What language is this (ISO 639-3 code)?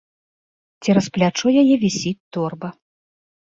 bel